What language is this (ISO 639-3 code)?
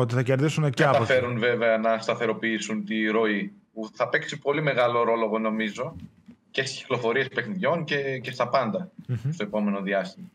ell